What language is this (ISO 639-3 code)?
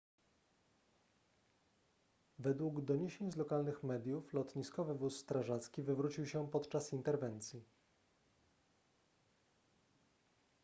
pol